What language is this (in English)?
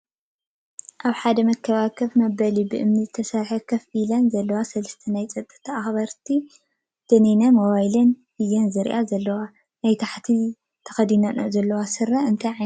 Tigrinya